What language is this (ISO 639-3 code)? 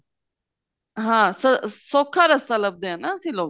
pan